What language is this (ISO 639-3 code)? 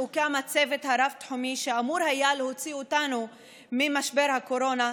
heb